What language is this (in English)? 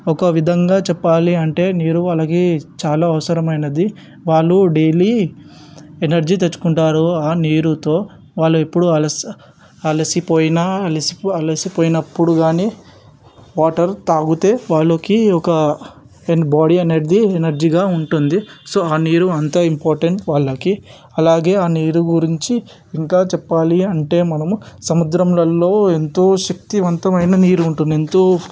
Telugu